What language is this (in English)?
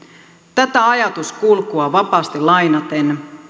Finnish